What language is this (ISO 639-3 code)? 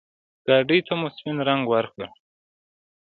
pus